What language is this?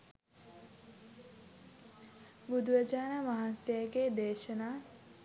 Sinhala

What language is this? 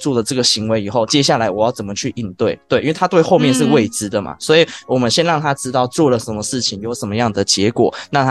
Chinese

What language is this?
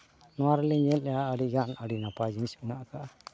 Santali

